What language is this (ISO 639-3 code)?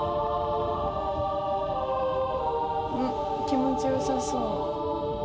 jpn